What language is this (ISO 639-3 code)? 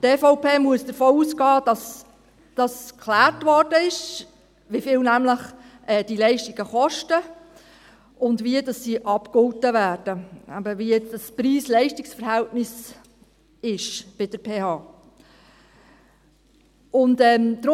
gsw